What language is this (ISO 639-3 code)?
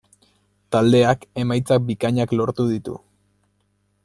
eus